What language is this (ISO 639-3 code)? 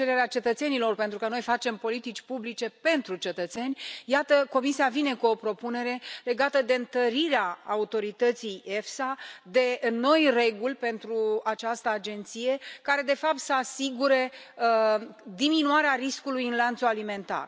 ron